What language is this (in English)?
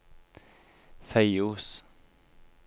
Norwegian